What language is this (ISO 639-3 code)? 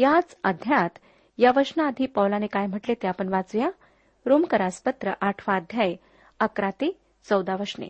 mar